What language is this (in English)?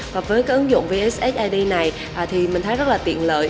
Vietnamese